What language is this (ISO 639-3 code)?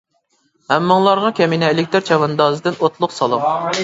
uig